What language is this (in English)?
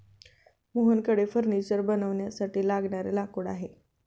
Marathi